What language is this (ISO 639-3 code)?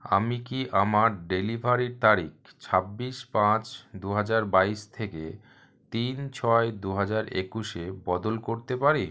ben